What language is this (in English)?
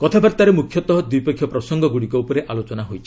Odia